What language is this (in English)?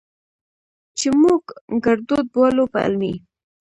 Pashto